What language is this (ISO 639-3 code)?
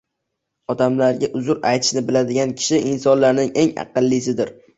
uzb